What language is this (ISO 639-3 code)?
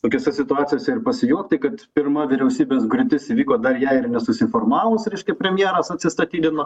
lit